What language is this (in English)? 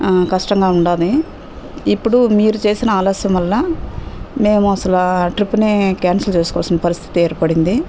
Telugu